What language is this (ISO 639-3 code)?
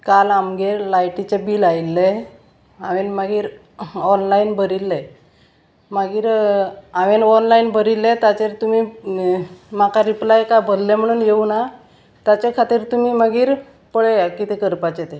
kok